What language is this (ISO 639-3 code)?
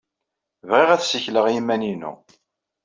kab